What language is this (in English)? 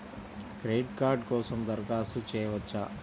Telugu